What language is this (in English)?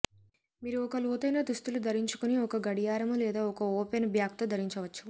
Telugu